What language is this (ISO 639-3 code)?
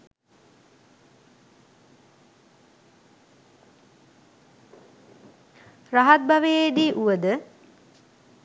sin